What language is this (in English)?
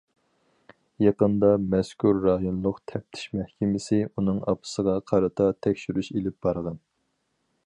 Uyghur